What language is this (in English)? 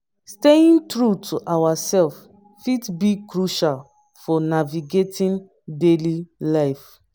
Nigerian Pidgin